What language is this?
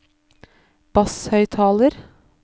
Norwegian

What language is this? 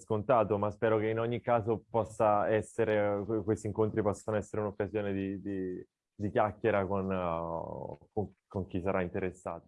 Italian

